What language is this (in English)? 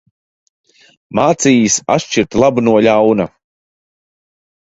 Latvian